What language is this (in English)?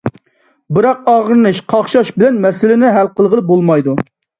Uyghur